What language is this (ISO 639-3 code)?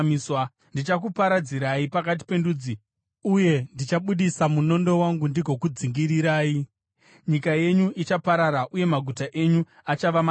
sna